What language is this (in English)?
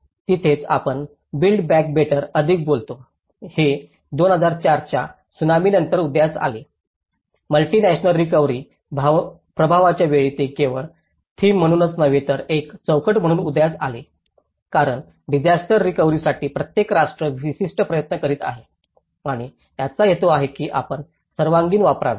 Marathi